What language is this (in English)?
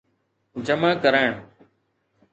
Sindhi